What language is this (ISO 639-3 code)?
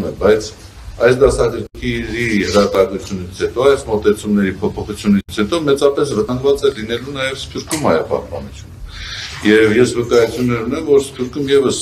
tur